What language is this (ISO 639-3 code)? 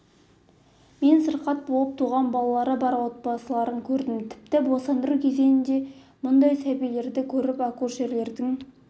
kaz